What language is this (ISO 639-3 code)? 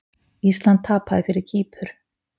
isl